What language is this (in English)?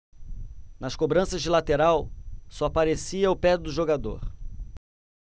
Portuguese